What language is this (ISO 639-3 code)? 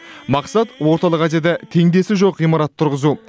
kaz